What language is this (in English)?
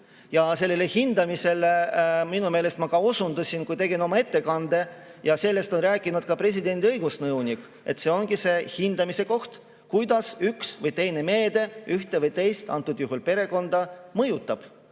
Estonian